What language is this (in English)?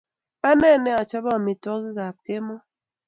Kalenjin